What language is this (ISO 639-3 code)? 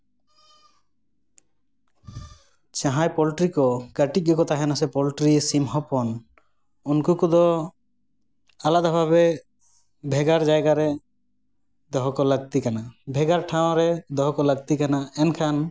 sat